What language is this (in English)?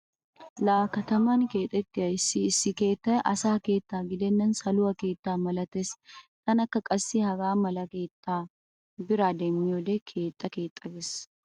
Wolaytta